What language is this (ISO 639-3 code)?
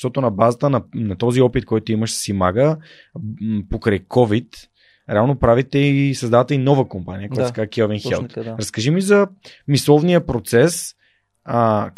bul